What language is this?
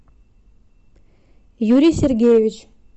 Russian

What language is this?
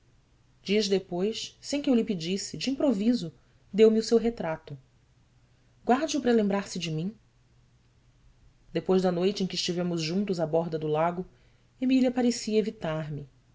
Portuguese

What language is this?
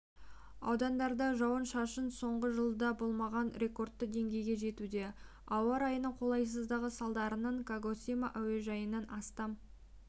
Kazakh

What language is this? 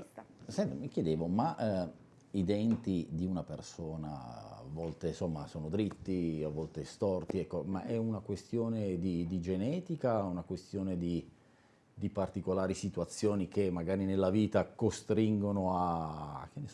Italian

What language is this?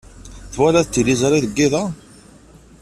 Kabyle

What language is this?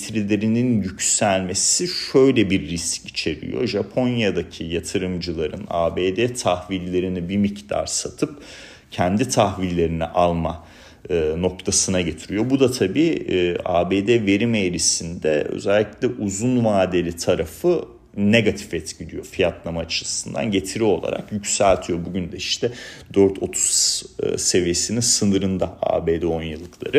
Turkish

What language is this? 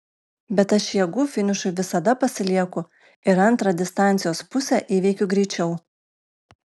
Lithuanian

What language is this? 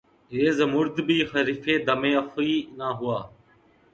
Urdu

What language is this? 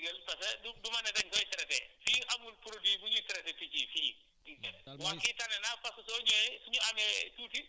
Wolof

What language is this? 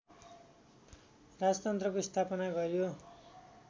Nepali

